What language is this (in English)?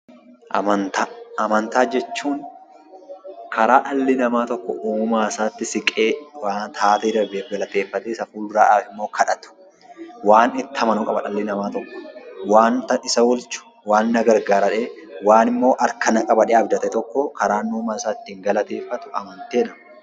Oromo